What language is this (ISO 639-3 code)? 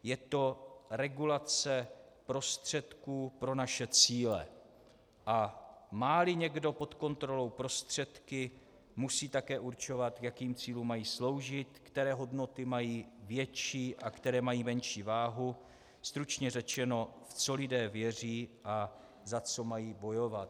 ces